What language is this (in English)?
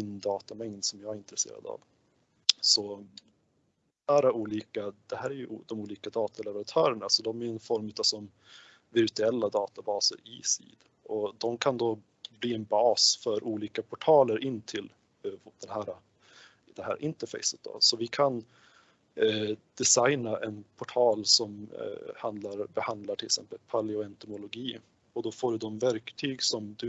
Swedish